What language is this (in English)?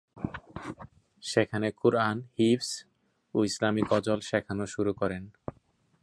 Bangla